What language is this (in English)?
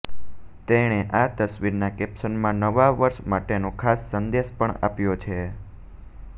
Gujarati